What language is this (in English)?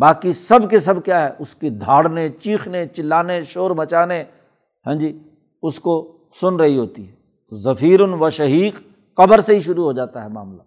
Urdu